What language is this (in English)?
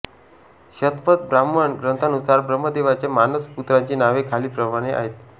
Marathi